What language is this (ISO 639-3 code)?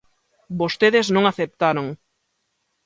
glg